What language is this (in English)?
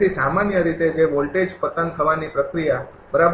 Gujarati